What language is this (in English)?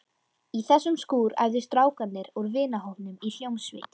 Icelandic